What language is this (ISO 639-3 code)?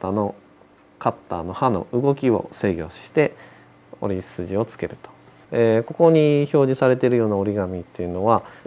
jpn